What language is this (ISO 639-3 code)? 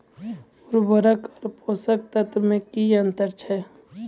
mai